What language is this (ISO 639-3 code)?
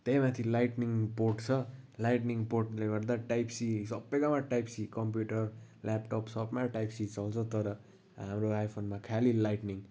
nep